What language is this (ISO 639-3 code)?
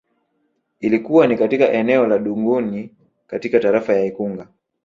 swa